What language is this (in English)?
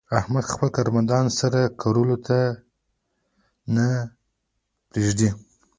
Pashto